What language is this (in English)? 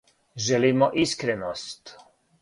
Serbian